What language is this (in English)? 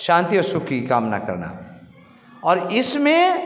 Hindi